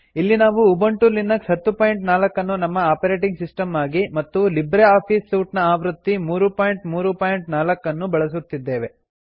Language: Kannada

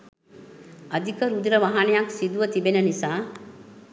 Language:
Sinhala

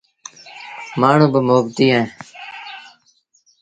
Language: Sindhi Bhil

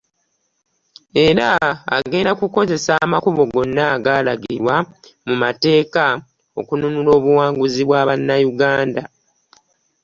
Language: Ganda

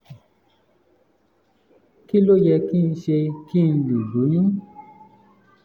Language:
Yoruba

